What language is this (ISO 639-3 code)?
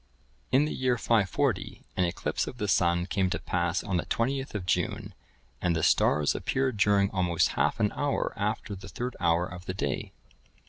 eng